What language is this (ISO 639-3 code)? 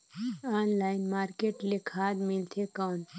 hne